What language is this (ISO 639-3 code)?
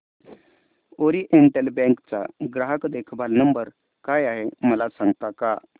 mar